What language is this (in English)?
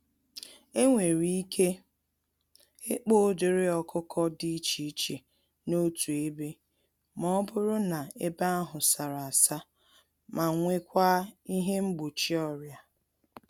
Igbo